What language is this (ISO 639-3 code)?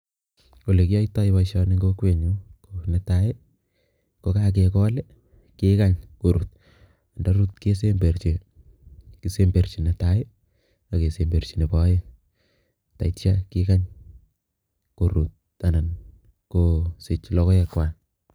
kln